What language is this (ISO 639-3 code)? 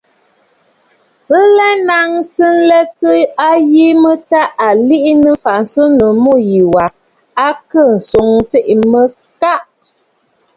bfd